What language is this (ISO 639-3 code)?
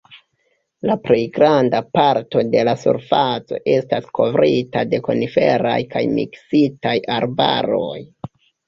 epo